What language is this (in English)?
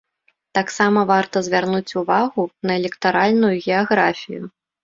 Belarusian